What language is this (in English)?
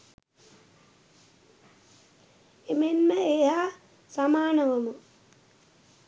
Sinhala